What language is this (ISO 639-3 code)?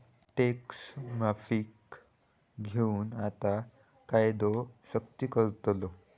mar